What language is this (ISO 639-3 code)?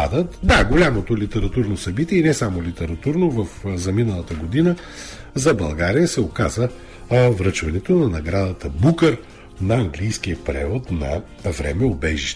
bul